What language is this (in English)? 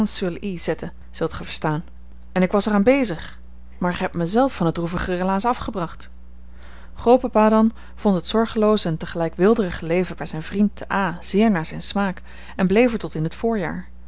Dutch